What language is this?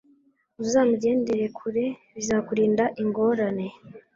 Kinyarwanda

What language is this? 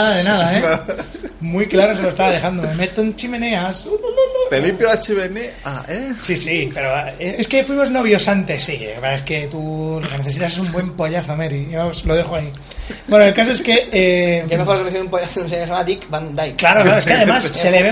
Spanish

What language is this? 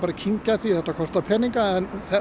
Icelandic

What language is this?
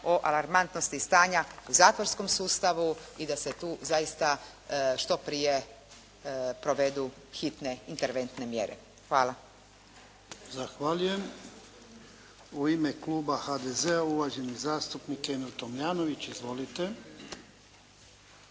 Croatian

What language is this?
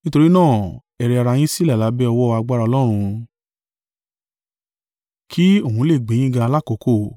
Yoruba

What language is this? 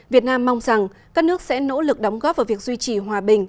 Vietnamese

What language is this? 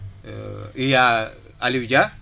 Wolof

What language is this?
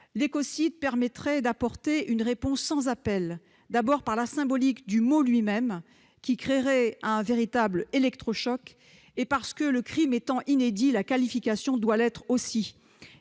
French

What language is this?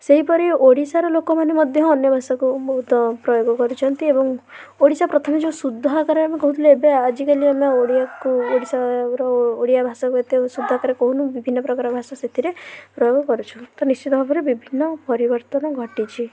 Odia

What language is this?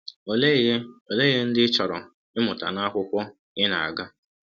Igbo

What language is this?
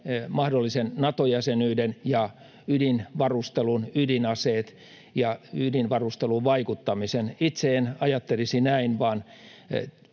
Finnish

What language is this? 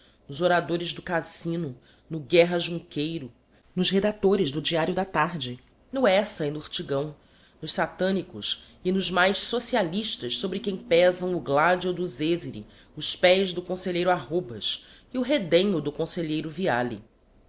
Portuguese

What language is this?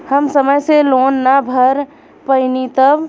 Bhojpuri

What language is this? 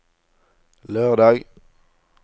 Norwegian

